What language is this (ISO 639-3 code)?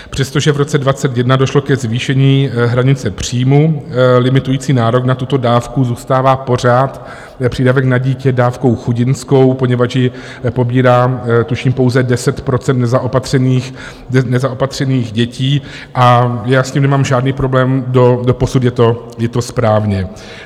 ces